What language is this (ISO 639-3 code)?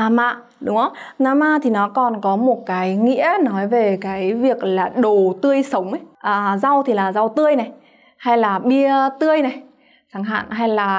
vie